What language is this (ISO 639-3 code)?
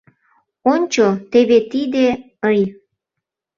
chm